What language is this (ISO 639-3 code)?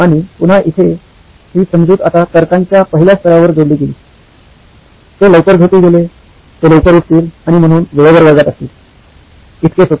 mar